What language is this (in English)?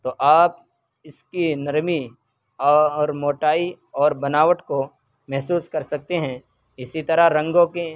Urdu